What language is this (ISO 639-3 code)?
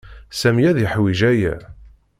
kab